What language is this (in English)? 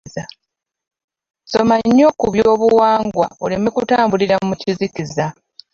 Ganda